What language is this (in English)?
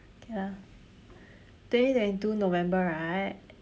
English